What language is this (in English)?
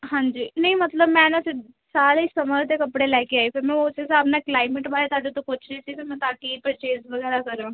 Punjabi